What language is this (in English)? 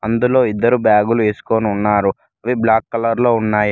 Telugu